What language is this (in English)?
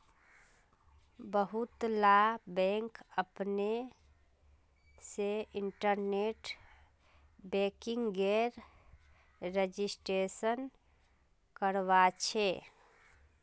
Magahi